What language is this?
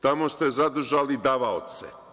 Serbian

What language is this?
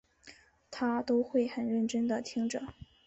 Chinese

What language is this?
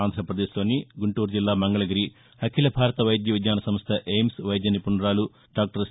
Telugu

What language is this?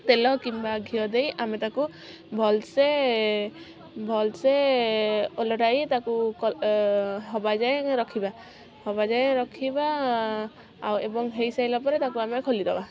Odia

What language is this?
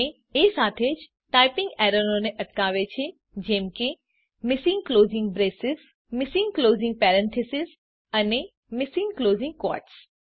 Gujarati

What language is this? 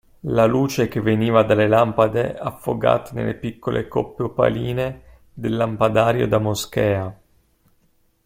Italian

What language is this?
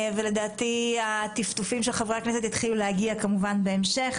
Hebrew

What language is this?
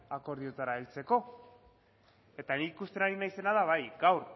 Basque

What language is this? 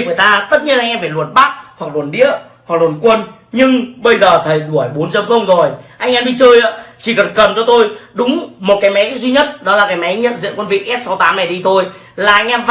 Vietnamese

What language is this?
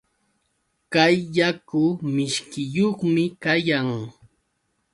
Yauyos Quechua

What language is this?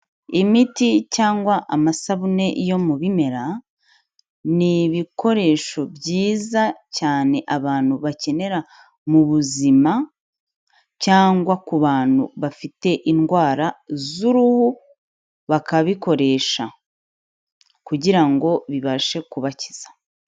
Kinyarwanda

